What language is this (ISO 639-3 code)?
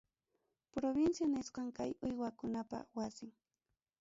quy